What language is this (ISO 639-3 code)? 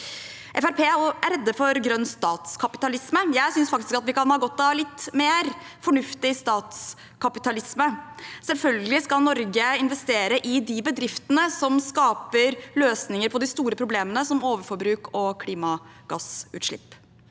nor